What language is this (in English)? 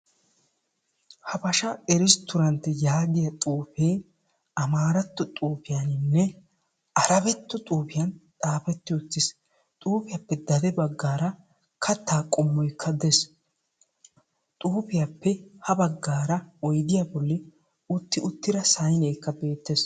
Wolaytta